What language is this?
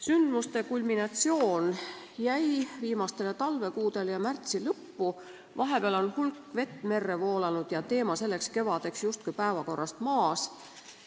Estonian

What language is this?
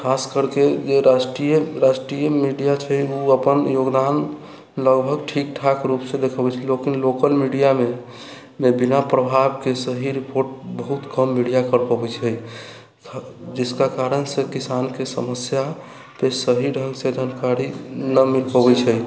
Maithili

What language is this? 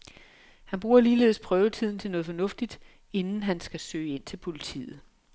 Danish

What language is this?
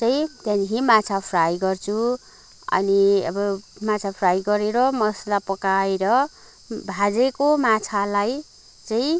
Nepali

